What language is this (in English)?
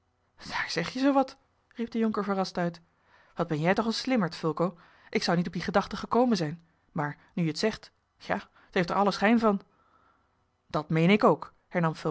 Dutch